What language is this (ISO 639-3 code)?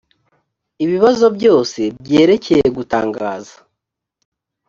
kin